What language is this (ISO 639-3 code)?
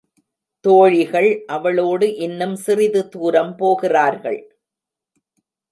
tam